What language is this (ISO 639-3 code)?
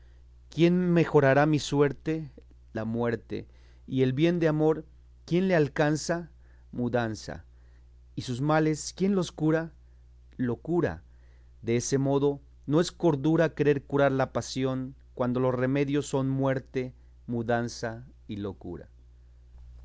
spa